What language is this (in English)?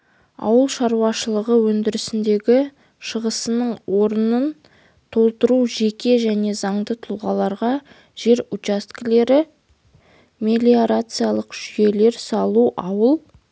Kazakh